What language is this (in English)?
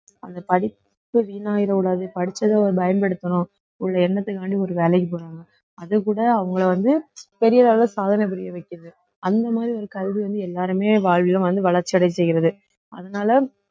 Tamil